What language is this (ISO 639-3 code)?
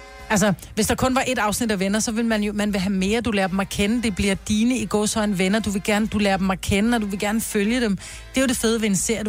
dan